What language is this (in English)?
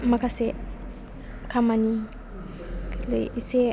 Bodo